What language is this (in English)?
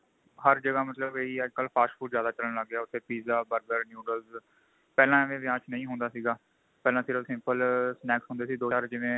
Punjabi